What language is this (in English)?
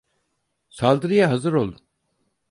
Turkish